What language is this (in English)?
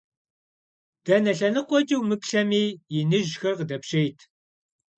Kabardian